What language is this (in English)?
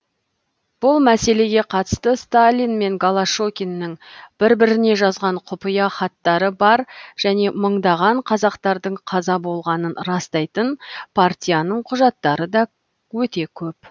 Kazakh